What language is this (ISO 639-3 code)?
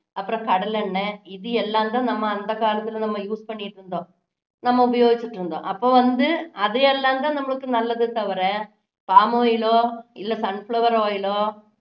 tam